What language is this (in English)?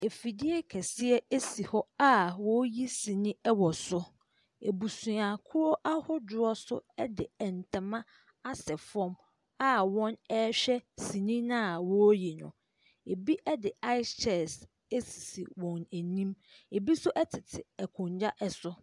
Akan